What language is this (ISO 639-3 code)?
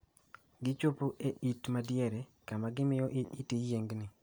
luo